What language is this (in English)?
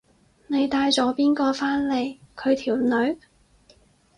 Cantonese